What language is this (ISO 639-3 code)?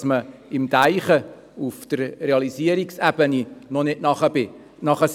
gsw